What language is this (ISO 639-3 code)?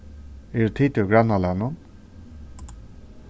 fao